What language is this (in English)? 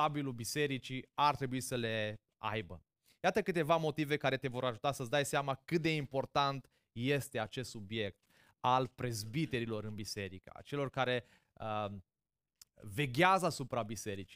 Romanian